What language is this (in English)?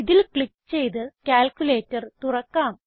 Malayalam